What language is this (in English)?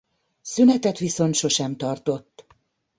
Hungarian